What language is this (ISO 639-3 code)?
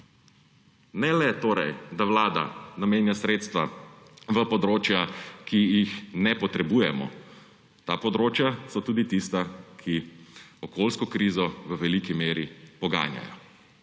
slv